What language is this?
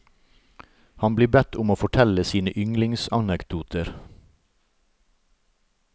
Norwegian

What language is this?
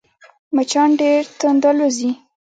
Pashto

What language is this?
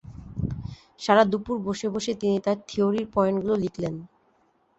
Bangla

